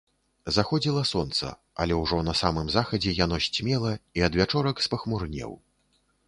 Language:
Belarusian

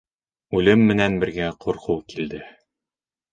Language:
Bashkir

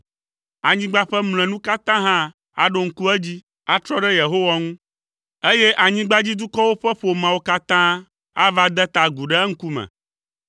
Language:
Ewe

